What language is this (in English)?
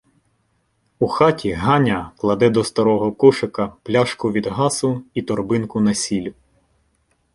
Ukrainian